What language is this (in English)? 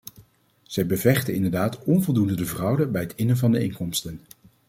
Dutch